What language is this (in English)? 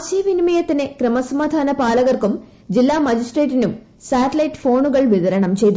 Malayalam